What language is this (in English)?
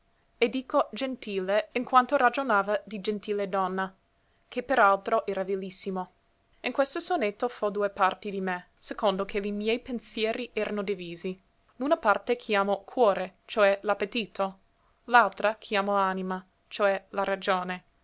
Italian